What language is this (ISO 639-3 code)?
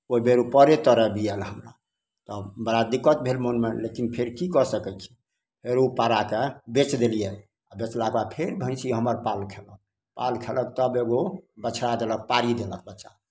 mai